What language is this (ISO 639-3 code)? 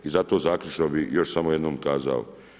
hrv